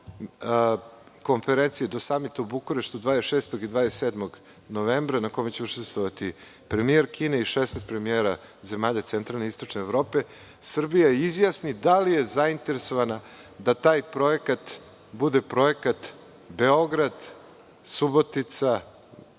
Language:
Serbian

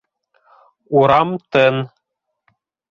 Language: Bashkir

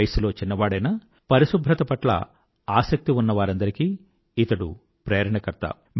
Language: Telugu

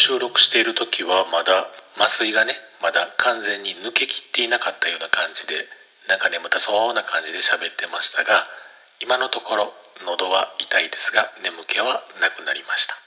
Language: Japanese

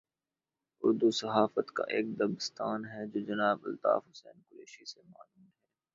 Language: Urdu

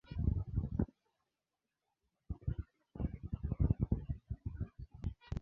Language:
Swahili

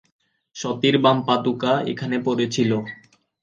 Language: Bangla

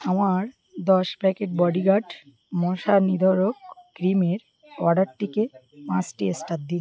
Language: Bangla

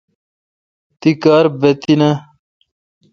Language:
Kalkoti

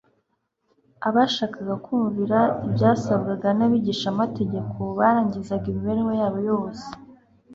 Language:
Kinyarwanda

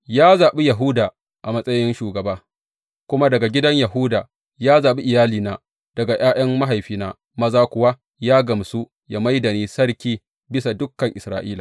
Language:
Hausa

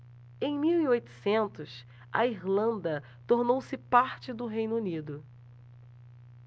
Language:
Portuguese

